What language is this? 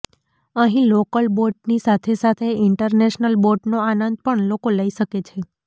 Gujarati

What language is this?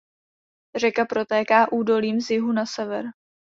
Czech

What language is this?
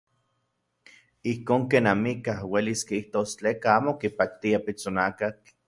Central Puebla Nahuatl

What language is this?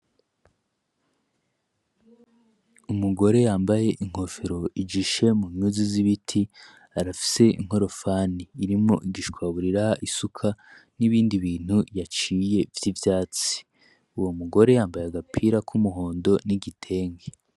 Rundi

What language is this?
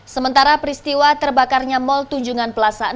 Indonesian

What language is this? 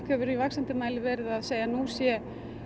Icelandic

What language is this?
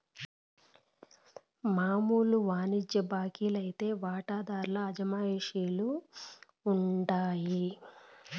Telugu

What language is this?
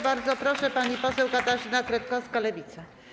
Polish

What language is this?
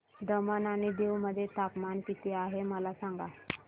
Marathi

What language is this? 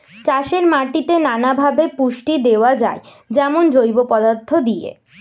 Bangla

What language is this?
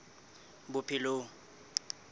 Southern Sotho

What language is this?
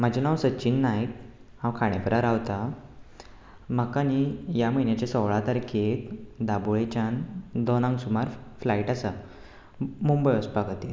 Konkani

